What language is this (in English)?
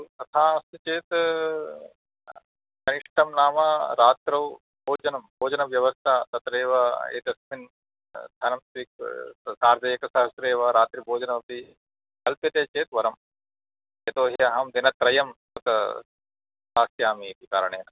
Sanskrit